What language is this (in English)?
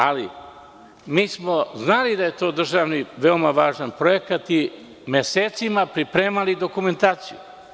Serbian